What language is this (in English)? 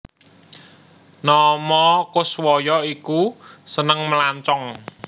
Javanese